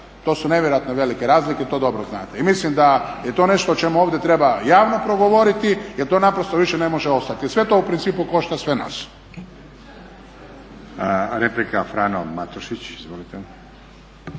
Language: Croatian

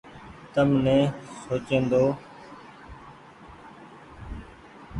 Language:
Goaria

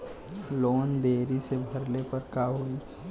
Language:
Bhojpuri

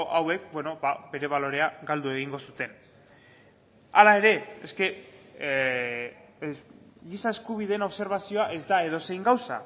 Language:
Basque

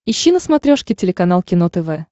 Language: Russian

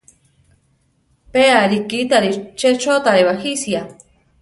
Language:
Central Tarahumara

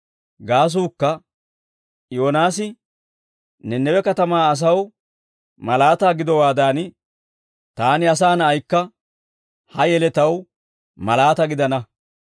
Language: Dawro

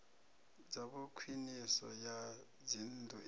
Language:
Venda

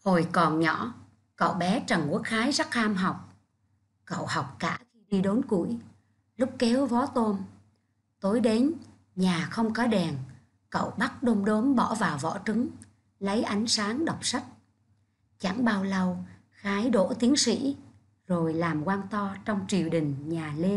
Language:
Vietnamese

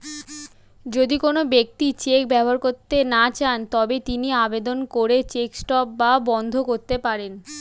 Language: Bangla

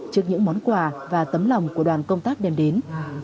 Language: Vietnamese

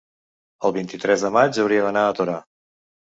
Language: Catalan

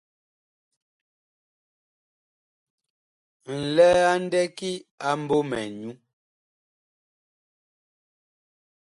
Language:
Bakoko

